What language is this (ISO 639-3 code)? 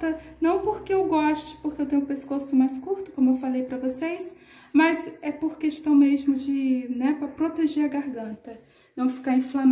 por